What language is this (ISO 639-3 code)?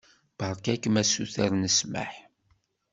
kab